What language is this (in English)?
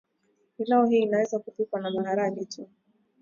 Swahili